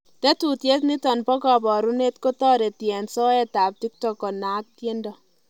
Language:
Kalenjin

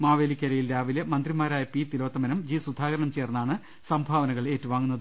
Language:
Malayalam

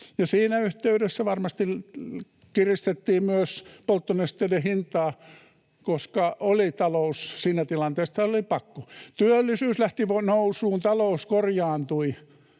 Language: Finnish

